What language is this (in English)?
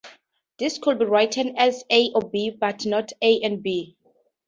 English